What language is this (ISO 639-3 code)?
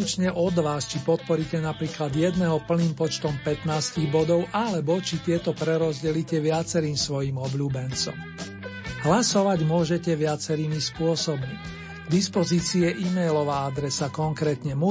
slk